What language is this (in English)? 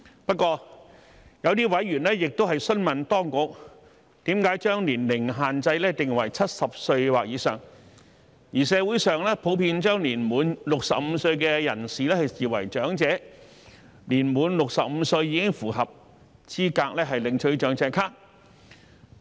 Cantonese